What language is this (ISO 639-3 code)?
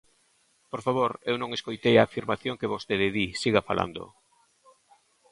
glg